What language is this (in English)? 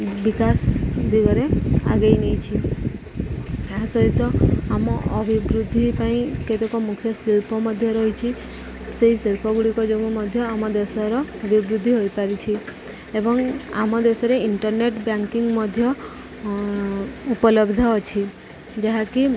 Odia